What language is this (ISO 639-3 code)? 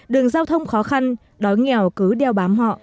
vie